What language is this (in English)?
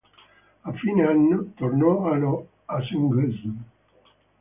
Italian